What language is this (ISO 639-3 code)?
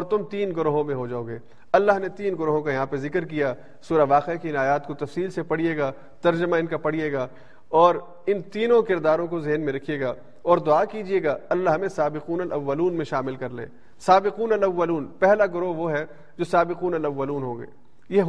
urd